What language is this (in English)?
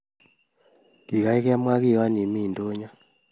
Kalenjin